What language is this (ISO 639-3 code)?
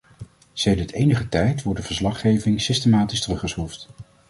nld